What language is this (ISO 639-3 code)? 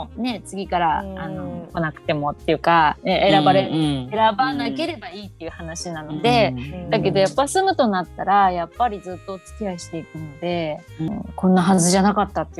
jpn